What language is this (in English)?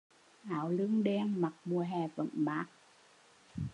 Vietnamese